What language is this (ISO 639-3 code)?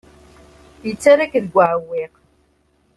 kab